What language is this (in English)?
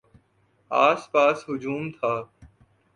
Urdu